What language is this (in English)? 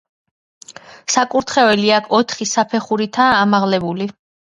Georgian